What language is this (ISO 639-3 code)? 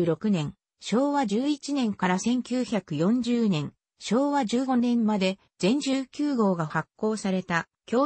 jpn